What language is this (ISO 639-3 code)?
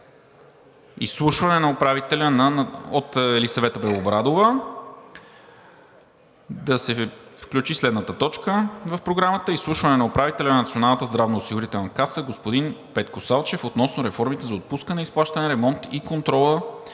bul